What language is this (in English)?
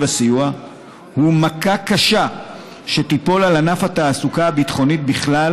Hebrew